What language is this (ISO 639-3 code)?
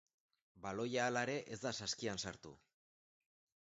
eus